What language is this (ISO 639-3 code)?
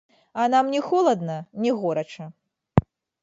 bel